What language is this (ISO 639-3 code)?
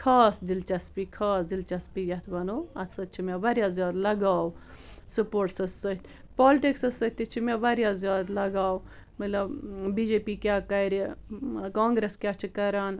kas